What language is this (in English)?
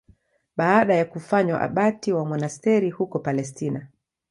Swahili